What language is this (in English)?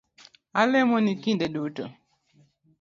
Luo (Kenya and Tanzania)